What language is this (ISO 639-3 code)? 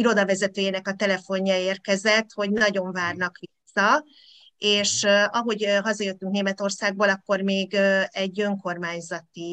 hun